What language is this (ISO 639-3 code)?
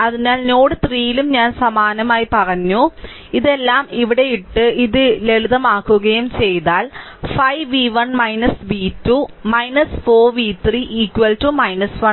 mal